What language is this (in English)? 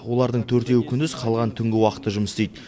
Kazakh